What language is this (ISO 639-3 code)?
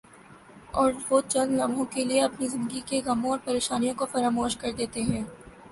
urd